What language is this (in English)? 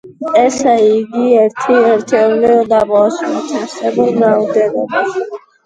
Georgian